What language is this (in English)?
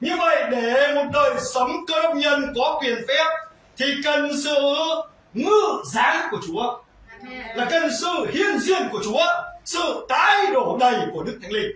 Vietnamese